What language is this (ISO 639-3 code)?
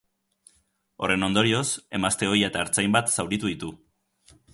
eus